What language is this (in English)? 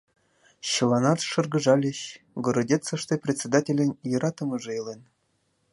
Mari